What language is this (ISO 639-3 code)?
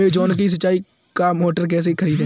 hin